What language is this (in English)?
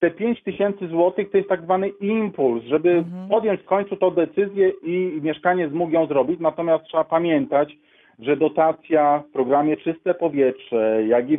Polish